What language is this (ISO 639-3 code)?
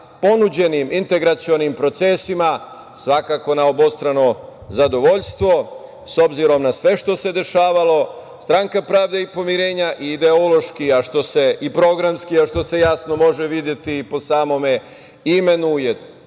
srp